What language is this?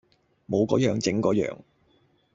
Cantonese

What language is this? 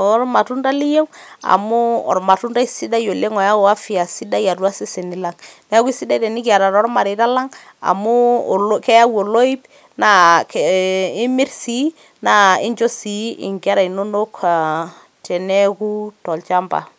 Masai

